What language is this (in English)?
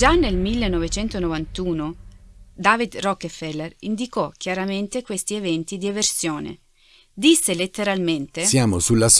Italian